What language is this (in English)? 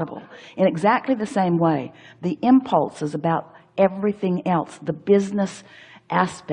English